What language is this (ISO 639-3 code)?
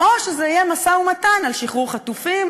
heb